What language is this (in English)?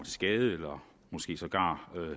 Danish